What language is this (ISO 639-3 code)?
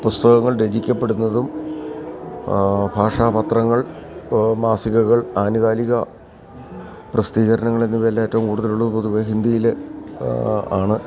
mal